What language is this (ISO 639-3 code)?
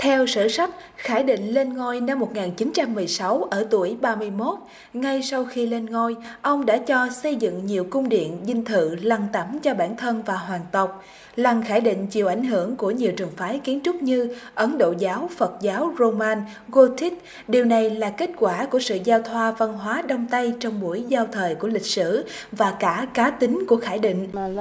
vie